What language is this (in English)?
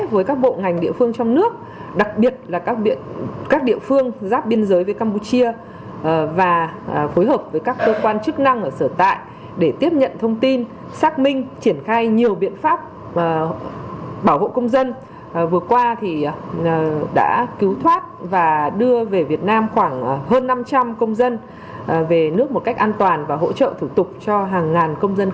Vietnamese